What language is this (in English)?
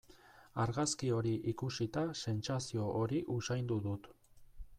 Basque